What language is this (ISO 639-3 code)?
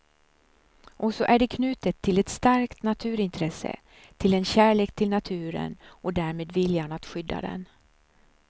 swe